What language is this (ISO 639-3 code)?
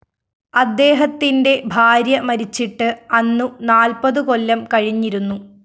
mal